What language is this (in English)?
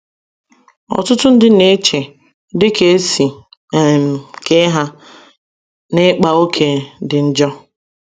Igbo